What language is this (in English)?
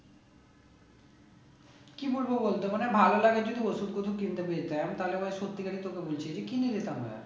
Bangla